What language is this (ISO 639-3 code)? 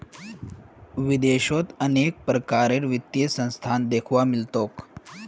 mag